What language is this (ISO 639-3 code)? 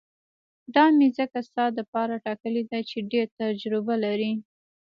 pus